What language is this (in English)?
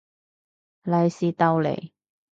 Cantonese